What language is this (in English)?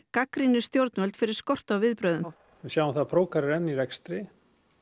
Icelandic